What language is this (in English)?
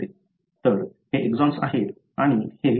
Marathi